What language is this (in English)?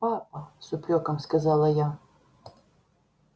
Russian